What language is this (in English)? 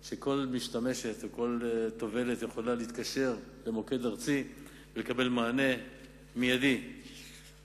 Hebrew